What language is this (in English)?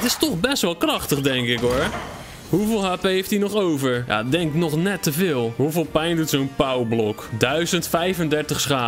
Dutch